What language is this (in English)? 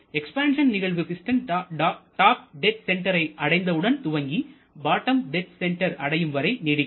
Tamil